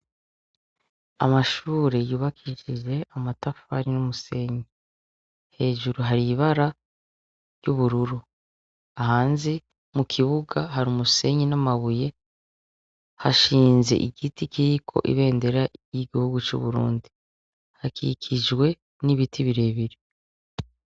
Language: Rundi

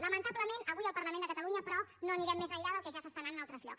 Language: Catalan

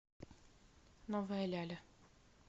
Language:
Russian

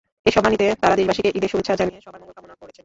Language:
Bangla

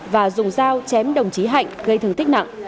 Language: Vietnamese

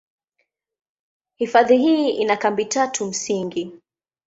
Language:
Swahili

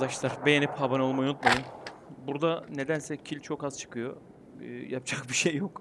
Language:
Turkish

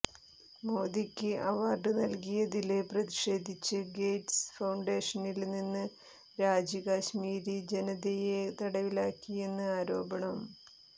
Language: Malayalam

